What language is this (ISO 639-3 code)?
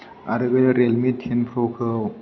brx